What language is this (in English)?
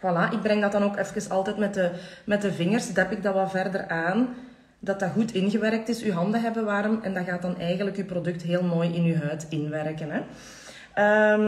Dutch